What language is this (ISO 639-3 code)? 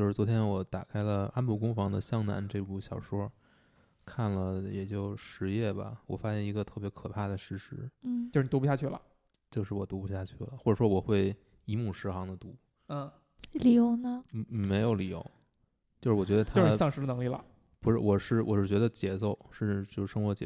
zho